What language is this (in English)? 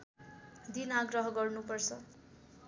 Nepali